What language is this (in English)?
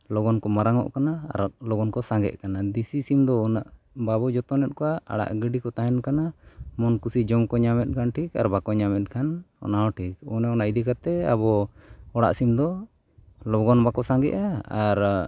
Santali